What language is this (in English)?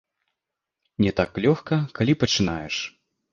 Belarusian